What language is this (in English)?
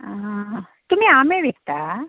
Konkani